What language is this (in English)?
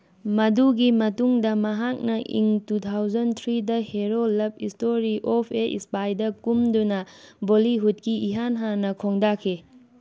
Manipuri